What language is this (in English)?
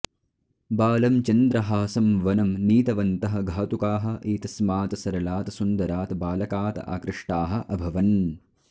Sanskrit